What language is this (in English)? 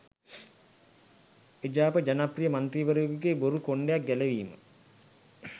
Sinhala